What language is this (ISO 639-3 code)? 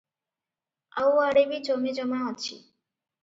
ori